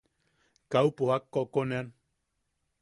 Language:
Yaqui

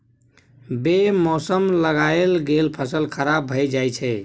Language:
Maithili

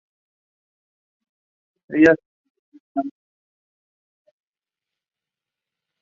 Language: Spanish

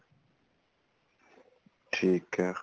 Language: Punjabi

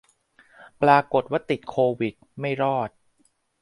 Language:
Thai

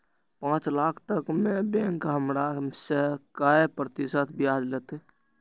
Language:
Maithili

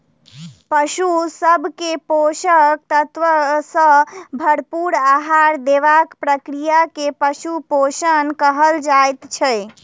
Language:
Maithili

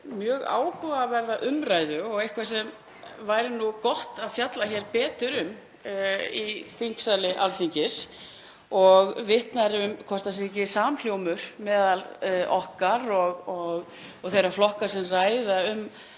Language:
Icelandic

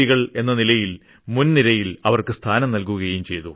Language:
Malayalam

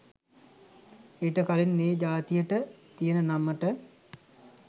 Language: Sinhala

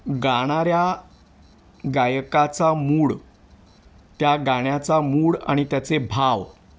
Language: Marathi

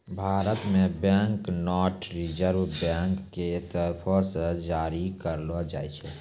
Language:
Maithili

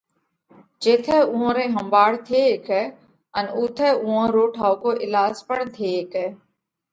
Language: Parkari Koli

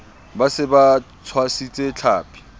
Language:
Southern Sotho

